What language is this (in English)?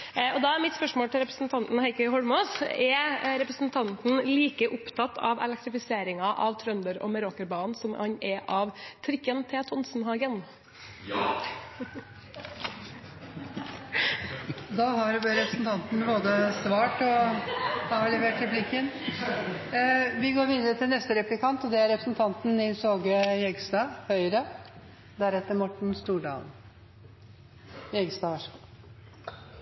Norwegian